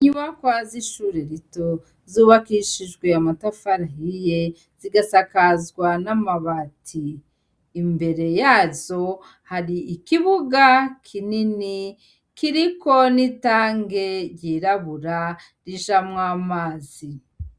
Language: Rundi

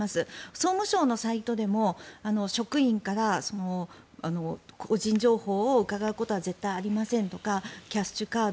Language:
Japanese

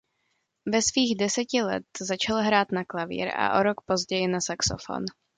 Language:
Czech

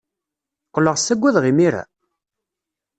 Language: Kabyle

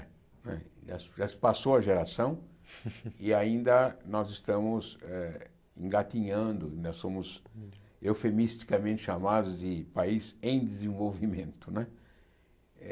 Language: Portuguese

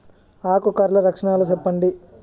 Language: Telugu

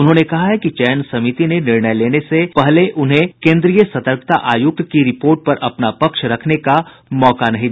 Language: Hindi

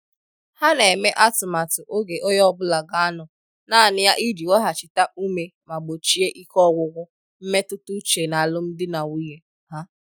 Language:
Igbo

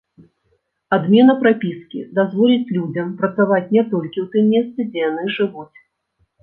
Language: Belarusian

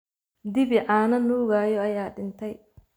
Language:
Somali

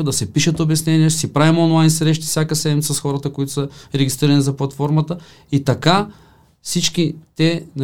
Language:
Bulgarian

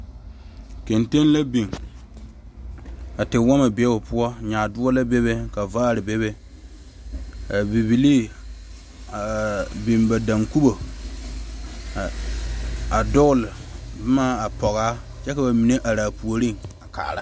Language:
Southern Dagaare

